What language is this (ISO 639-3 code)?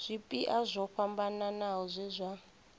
ven